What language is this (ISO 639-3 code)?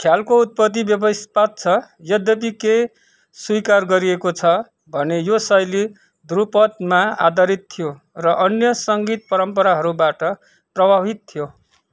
nep